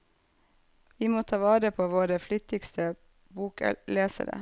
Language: Norwegian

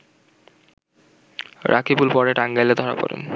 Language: Bangla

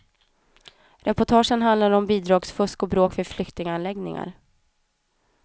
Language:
Swedish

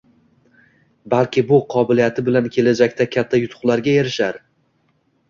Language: Uzbek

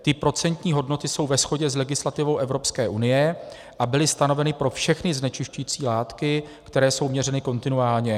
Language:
Czech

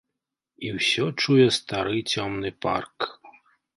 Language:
Belarusian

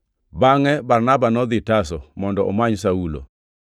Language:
Luo (Kenya and Tanzania)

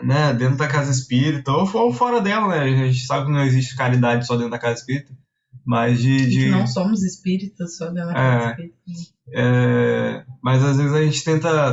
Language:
Portuguese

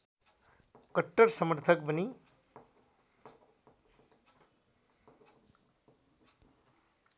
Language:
Nepali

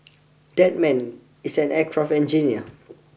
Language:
English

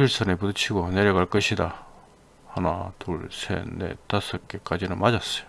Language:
Korean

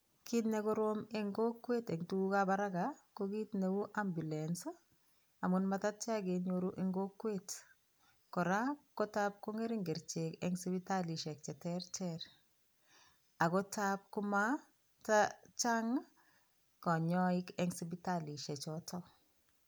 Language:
Kalenjin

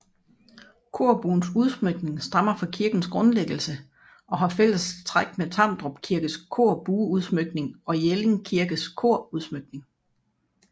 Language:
Danish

